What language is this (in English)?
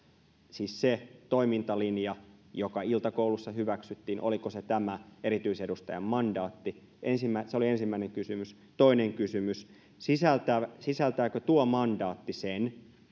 Finnish